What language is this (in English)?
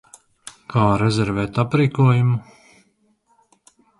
Latvian